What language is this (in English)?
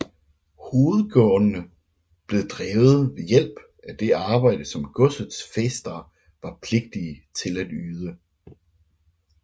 Danish